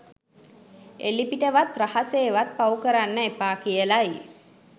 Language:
Sinhala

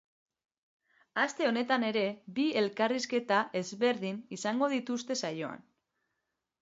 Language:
Basque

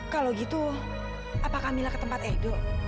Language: Indonesian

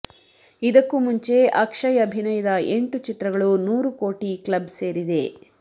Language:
Kannada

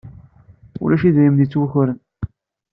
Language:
Kabyle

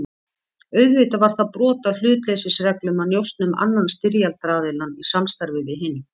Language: Icelandic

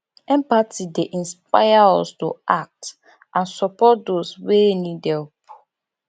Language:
Nigerian Pidgin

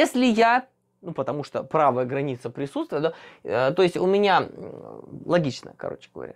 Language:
Russian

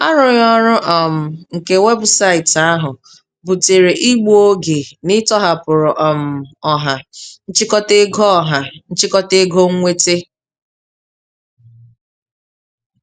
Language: Igbo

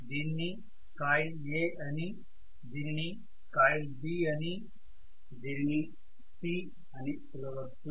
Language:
Telugu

